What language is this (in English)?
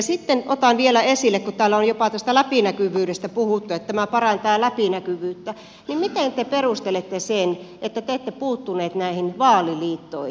Finnish